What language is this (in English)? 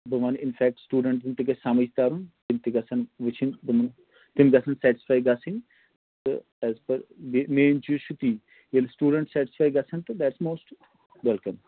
Kashmiri